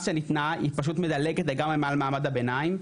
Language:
Hebrew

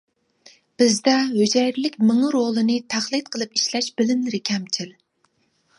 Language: Uyghur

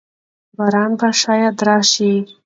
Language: Pashto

